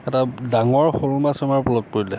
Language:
Assamese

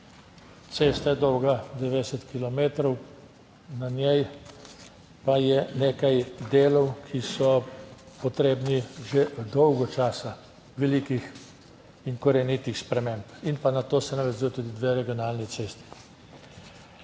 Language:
Slovenian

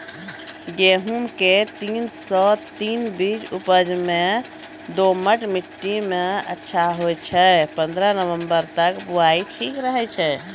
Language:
Maithili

